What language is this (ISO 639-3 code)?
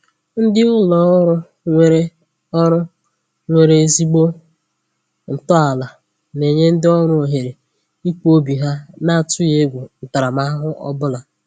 ibo